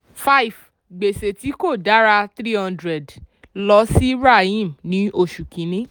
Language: Yoruba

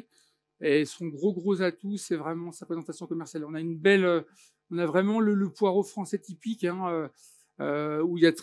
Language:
French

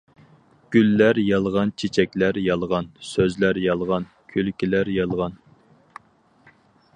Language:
Uyghur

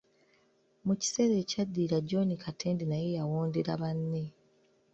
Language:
Ganda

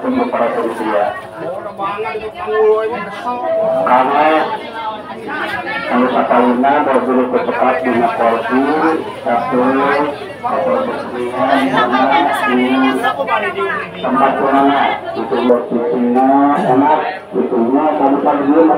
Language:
Indonesian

